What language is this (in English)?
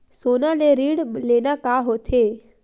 Chhattisgarhi